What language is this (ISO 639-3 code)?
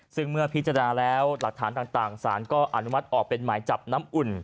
tha